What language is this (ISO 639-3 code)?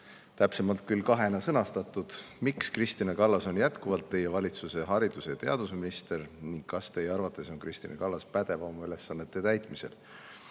est